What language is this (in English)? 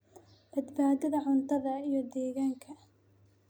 Somali